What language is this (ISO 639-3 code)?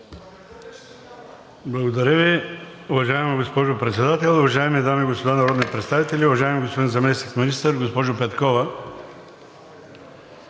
bul